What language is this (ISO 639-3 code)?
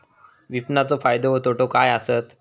mar